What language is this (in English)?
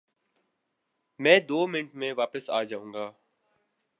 Urdu